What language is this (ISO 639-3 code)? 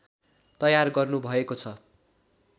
nep